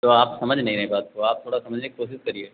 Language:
Hindi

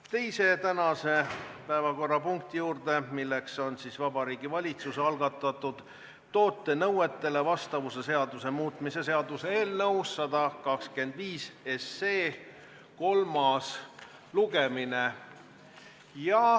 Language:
Estonian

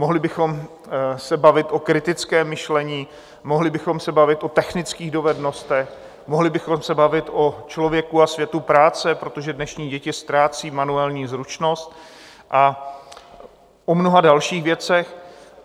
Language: Czech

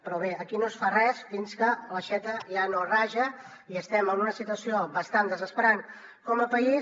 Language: Catalan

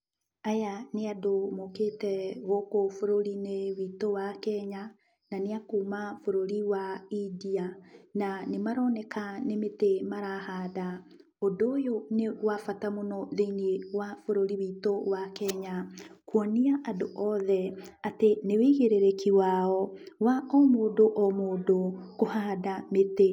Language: Kikuyu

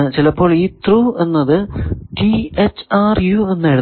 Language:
Malayalam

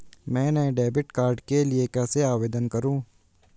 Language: Hindi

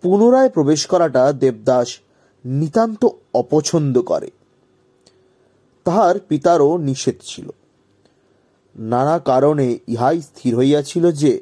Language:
Bangla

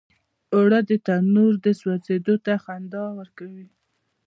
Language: Pashto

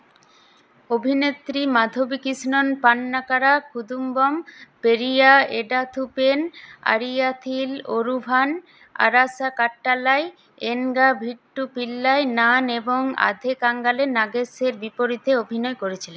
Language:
Bangla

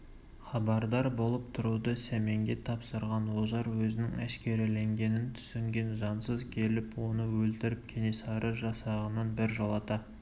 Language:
Kazakh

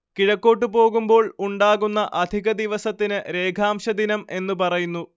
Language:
Malayalam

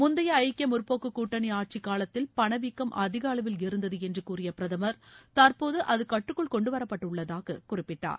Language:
Tamil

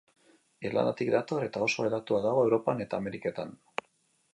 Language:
Basque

